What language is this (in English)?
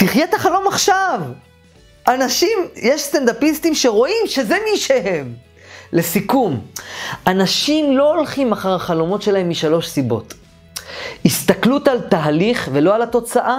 Hebrew